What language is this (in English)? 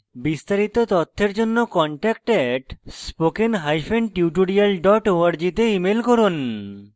Bangla